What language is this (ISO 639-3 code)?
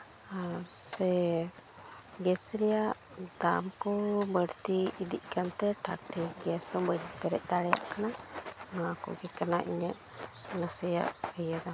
sat